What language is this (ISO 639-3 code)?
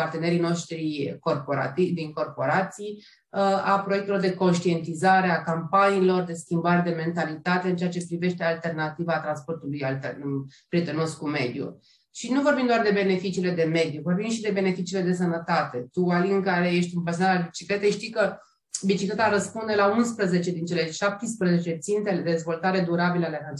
ron